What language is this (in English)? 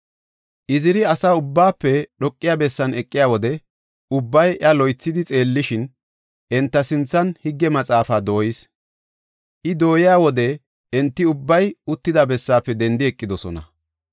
Gofa